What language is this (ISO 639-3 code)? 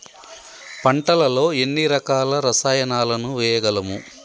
tel